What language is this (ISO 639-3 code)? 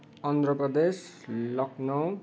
nep